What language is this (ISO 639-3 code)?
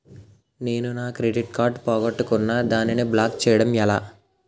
tel